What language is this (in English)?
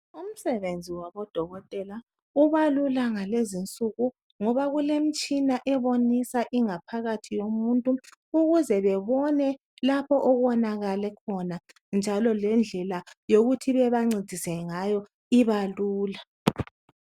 North Ndebele